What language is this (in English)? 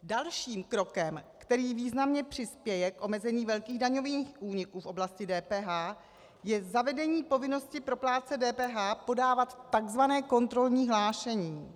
Czech